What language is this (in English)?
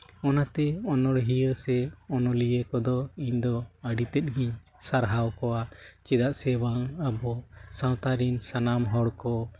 Santali